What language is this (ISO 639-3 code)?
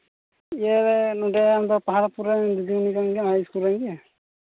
sat